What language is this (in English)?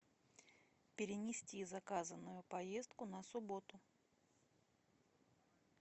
Russian